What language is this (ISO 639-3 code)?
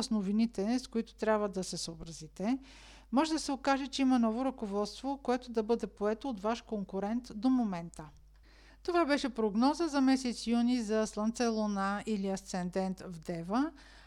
bul